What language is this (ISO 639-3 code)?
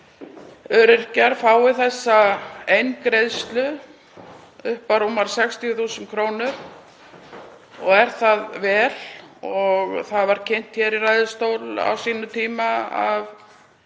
isl